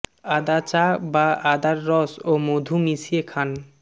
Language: Bangla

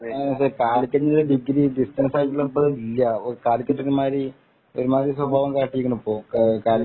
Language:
Malayalam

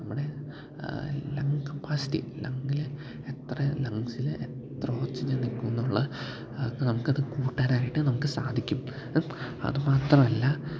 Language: Malayalam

